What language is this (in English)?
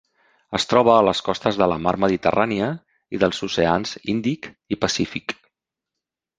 Catalan